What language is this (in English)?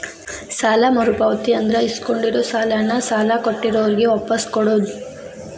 Kannada